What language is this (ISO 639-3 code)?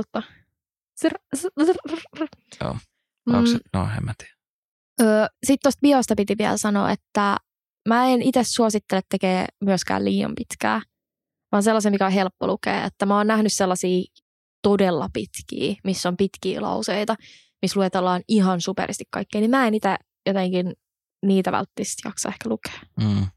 fin